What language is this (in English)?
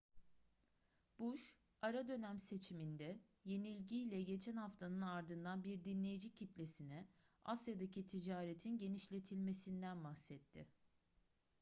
Turkish